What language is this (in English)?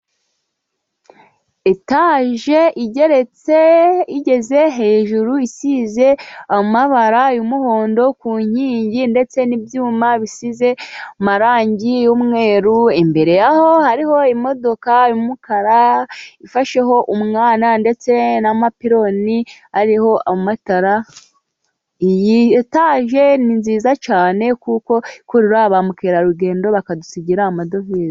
Kinyarwanda